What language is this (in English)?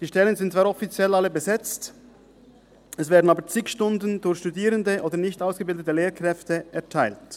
Swiss German